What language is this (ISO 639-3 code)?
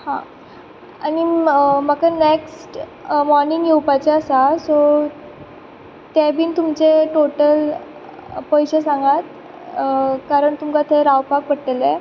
kok